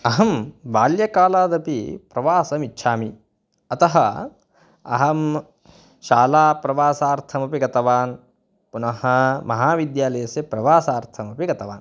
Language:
Sanskrit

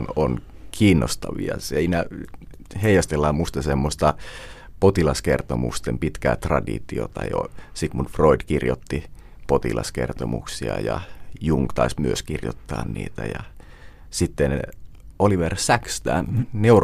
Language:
Finnish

